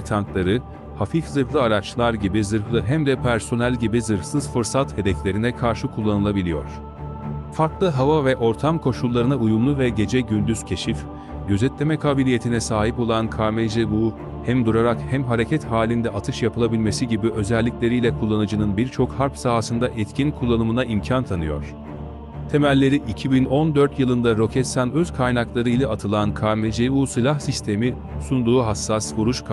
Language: Turkish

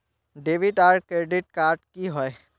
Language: Magahi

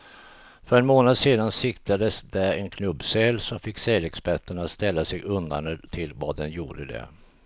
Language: Swedish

